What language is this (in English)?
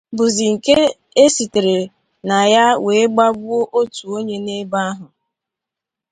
Igbo